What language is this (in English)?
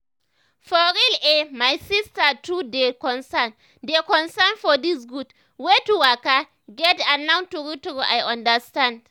Nigerian Pidgin